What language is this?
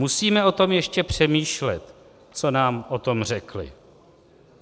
Czech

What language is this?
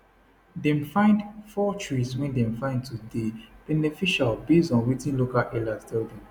Nigerian Pidgin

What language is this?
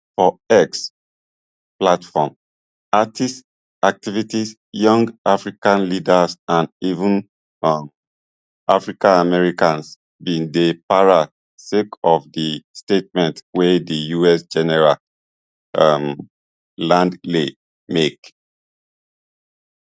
Nigerian Pidgin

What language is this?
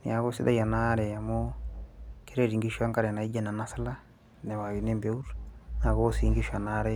Masai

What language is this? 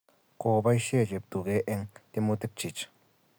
Kalenjin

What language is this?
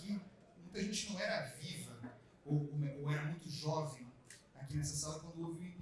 Portuguese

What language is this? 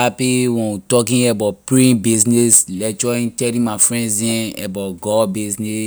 Liberian English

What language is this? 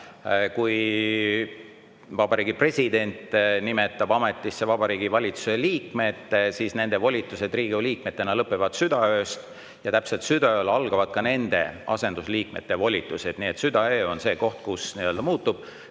Estonian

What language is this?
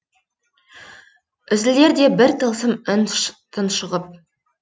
Kazakh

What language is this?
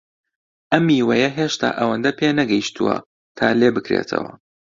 Central Kurdish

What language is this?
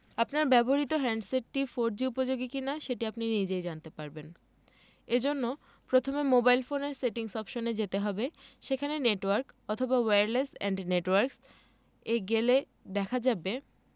Bangla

